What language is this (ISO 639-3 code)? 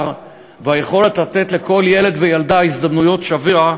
heb